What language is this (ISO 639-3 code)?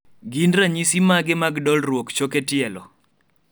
luo